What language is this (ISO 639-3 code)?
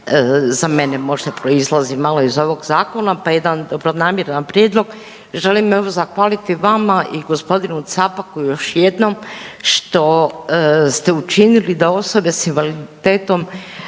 hrv